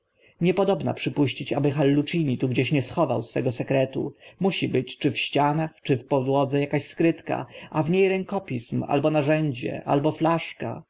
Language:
Polish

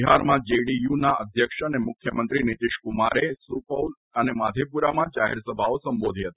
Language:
Gujarati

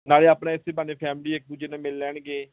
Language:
Punjabi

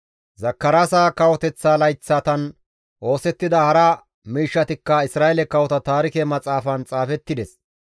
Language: Gamo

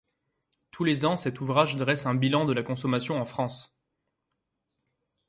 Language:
French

